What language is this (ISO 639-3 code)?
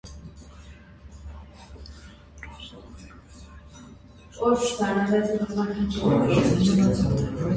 hye